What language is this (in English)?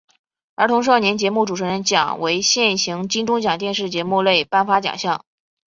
Chinese